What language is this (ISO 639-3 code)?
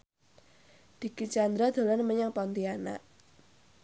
jav